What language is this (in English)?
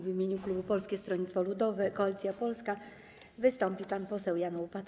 Polish